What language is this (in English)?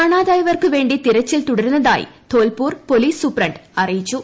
Malayalam